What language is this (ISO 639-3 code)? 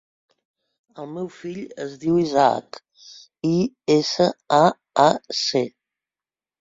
cat